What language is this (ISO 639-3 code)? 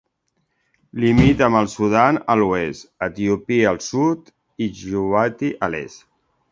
cat